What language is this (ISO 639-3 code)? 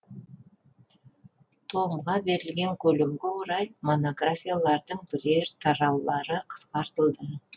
kaz